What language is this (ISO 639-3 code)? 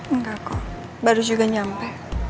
ind